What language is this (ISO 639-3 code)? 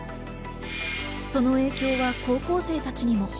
jpn